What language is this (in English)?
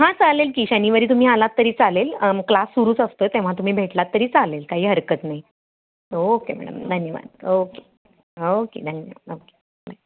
Marathi